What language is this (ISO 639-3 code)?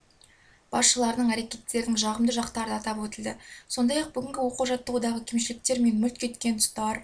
kaz